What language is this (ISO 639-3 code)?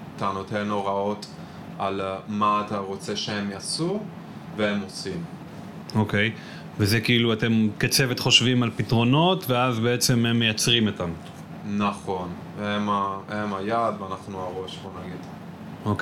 heb